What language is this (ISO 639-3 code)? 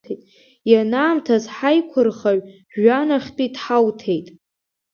abk